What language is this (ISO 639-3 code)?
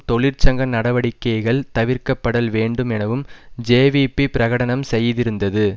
tam